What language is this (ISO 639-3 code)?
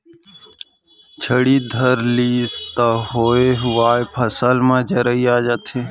hne